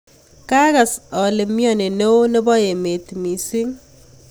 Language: Kalenjin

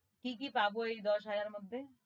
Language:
Bangla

